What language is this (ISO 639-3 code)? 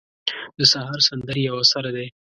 pus